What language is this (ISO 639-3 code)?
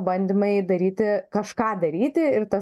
lit